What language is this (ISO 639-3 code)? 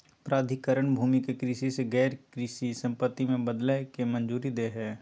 mag